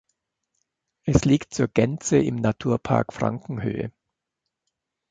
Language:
German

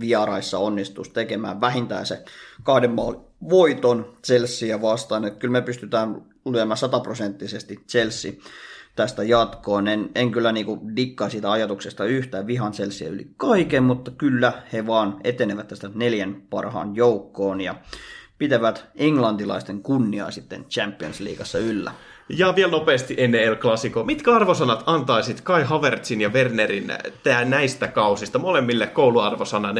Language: Finnish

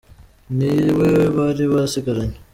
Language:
Kinyarwanda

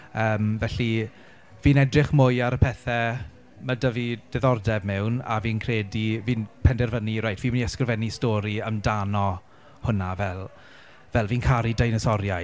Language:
Welsh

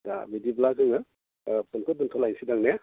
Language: Bodo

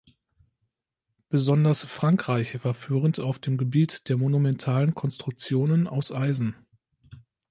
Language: German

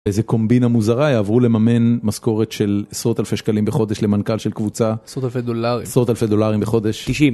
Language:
Hebrew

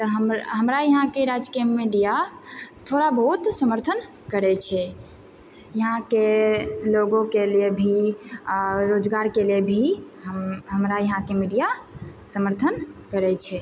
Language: Maithili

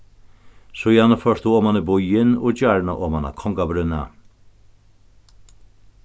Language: Faroese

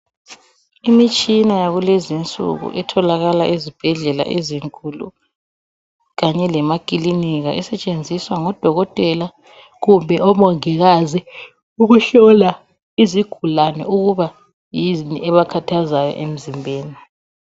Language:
North Ndebele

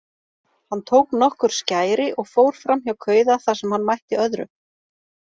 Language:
Icelandic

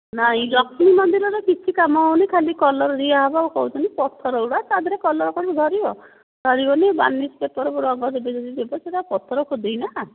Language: Odia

